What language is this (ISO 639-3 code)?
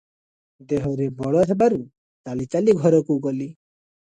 ori